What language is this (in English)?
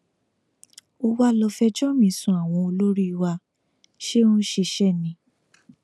Yoruba